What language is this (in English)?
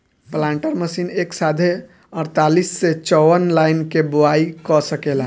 Bhojpuri